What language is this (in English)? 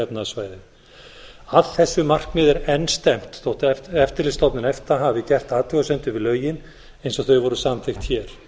Icelandic